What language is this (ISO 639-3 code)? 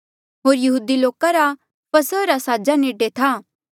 mjl